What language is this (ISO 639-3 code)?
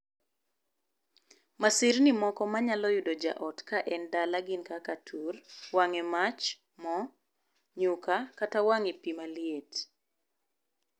luo